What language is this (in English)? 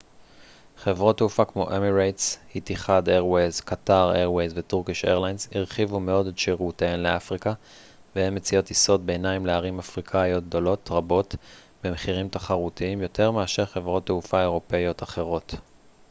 Hebrew